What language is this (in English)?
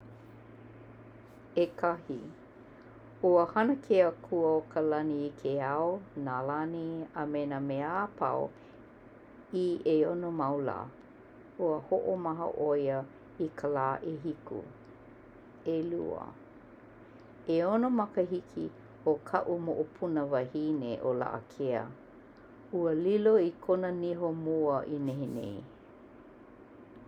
Hawaiian